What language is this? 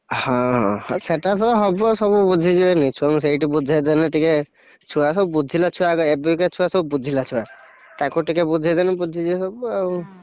Odia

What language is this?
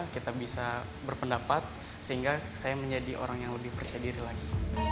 Indonesian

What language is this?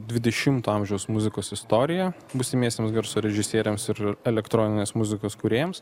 Lithuanian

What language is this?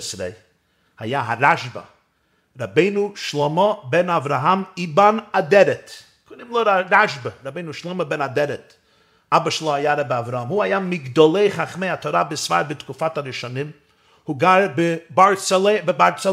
Hebrew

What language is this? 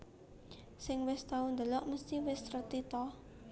Javanese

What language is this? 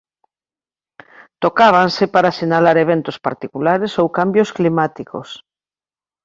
Galician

